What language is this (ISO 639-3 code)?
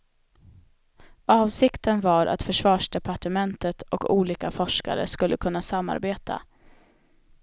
swe